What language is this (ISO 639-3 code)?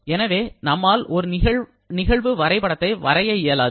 tam